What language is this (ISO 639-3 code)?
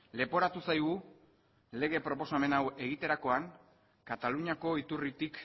eus